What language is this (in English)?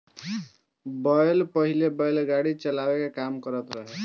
Bhojpuri